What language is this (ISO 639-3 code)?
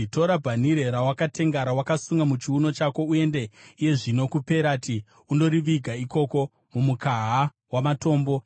sna